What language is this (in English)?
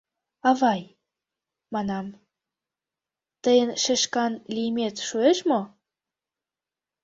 Mari